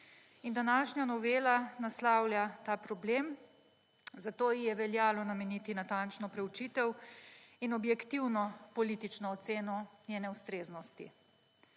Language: Slovenian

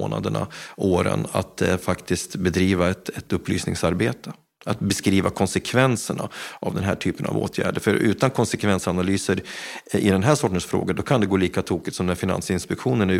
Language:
Swedish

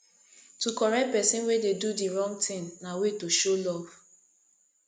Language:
Nigerian Pidgin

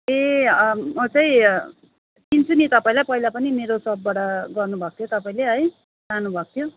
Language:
Nepali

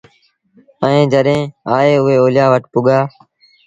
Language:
Sindhi Bhil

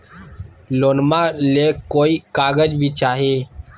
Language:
Magahi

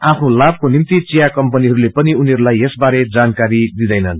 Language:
Nepali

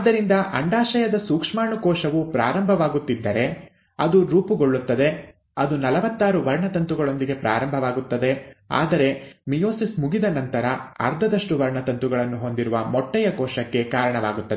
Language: Kannada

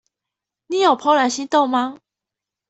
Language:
Chinese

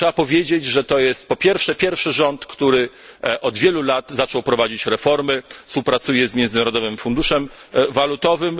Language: Polish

